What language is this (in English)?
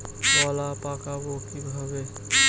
Bangla